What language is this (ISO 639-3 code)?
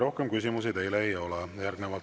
est